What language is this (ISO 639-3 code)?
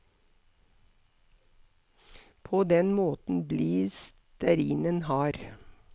nor